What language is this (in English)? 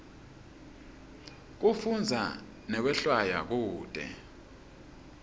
Swati